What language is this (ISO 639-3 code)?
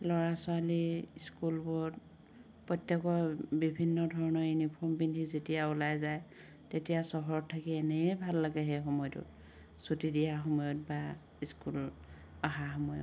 asm